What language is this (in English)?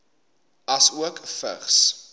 Afrikaans